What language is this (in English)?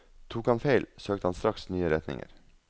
Norwegian